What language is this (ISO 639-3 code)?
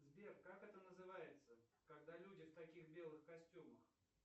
rus